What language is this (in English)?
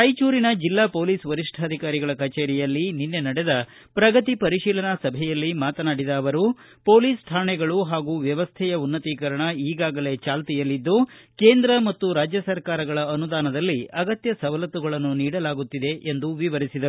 Kannada